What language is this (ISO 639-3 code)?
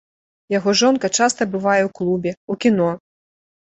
bel